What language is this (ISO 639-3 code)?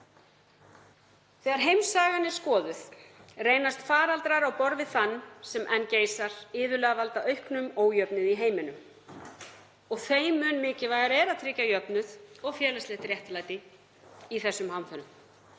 isl